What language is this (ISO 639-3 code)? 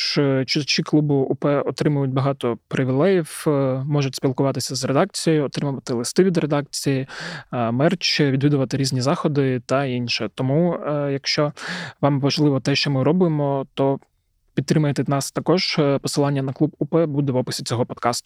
ukr